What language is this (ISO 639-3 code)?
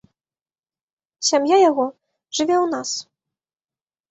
bel